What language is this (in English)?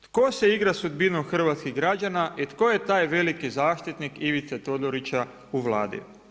Croatian